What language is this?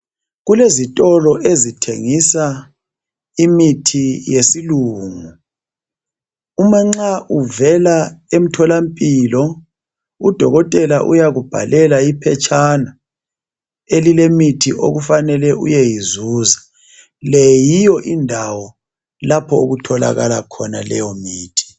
North Ndebele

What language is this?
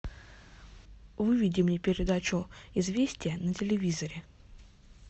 Russian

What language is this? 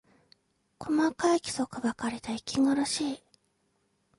Japanese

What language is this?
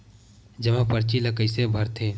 Chhattisgarhi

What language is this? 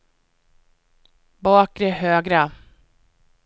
Swedish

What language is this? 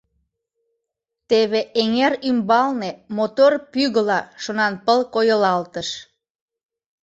Mari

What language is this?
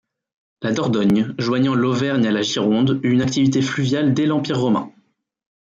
French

